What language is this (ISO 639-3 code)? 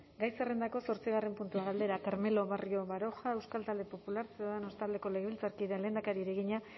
eus